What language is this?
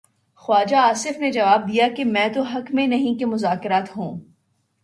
Urdu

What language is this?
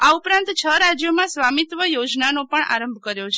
Gujarati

